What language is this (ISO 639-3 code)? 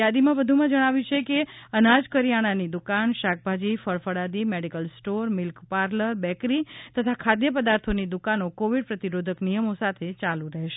guj